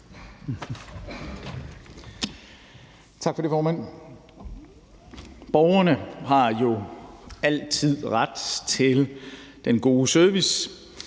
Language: Danish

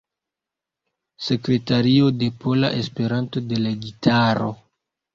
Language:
Esperanto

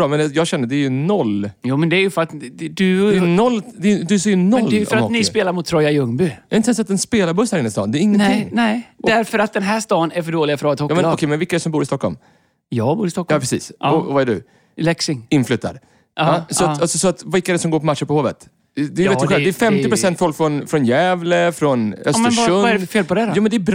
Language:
Swedish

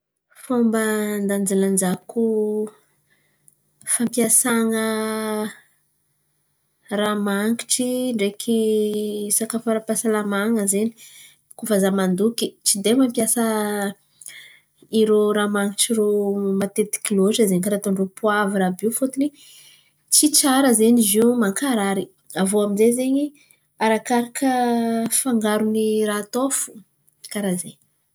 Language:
Antankarana Malagasy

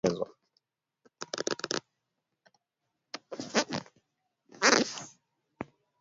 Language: Swahili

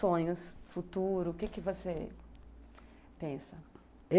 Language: Portuguese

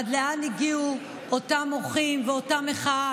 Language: Hebrew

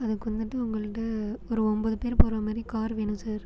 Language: Tamil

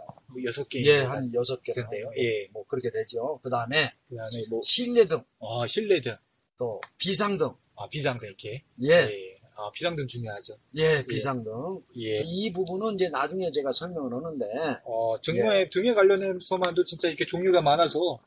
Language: Korean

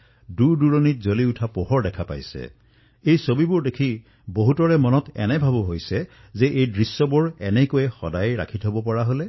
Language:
Assamese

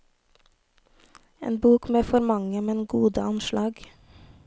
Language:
Norwegian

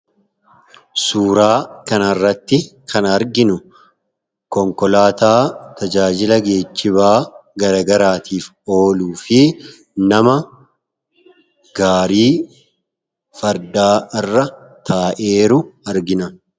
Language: Oromo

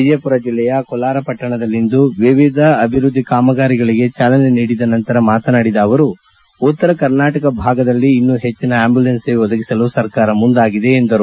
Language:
Kannada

